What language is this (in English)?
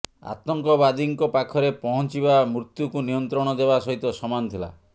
Odia